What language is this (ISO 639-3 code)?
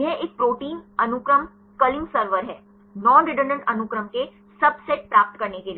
hin